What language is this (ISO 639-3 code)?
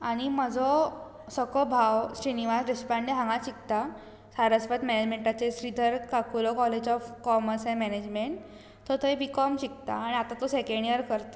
kok